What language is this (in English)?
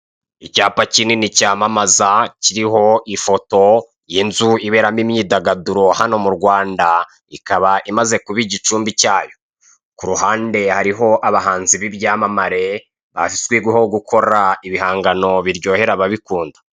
Kinyarwanda